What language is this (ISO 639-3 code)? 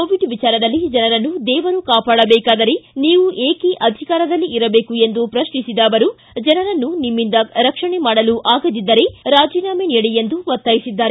kan